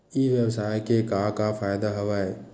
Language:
Chhattisgarhi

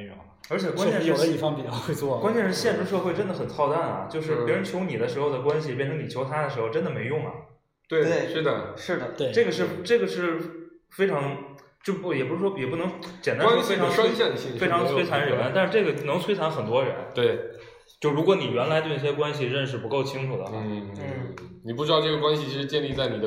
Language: Chinese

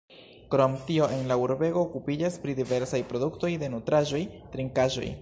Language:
Esperanto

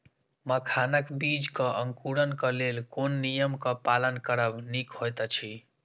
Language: Maithili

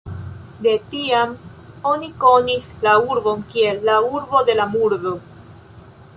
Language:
Esperanto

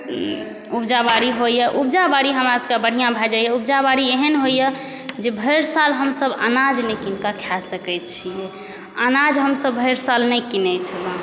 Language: Maithili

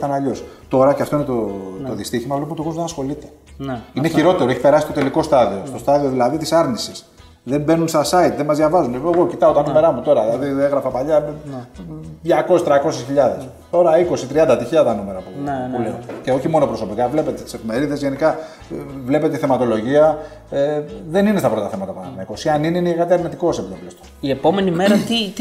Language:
Greek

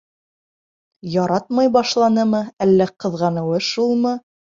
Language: Bashkir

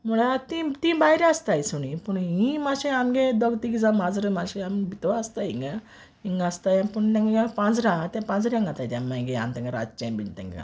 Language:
Konkani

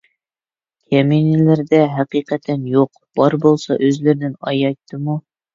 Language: Uyghur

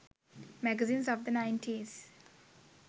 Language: Sinhala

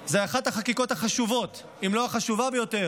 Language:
Hebrew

